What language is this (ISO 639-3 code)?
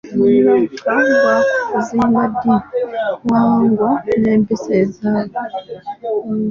lug